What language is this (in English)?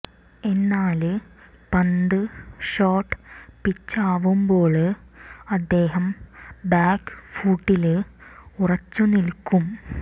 Malayalam